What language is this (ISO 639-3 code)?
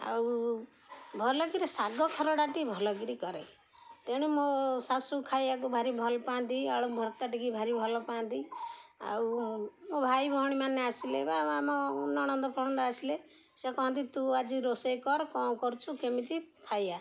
ori